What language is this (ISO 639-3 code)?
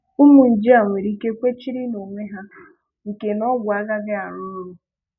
ibo